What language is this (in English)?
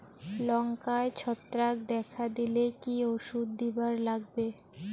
Bangla